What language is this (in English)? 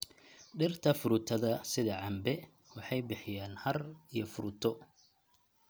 Somali